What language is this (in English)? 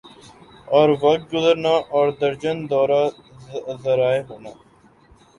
Urdu